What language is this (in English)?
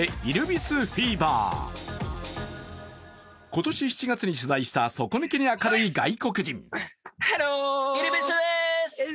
Japanese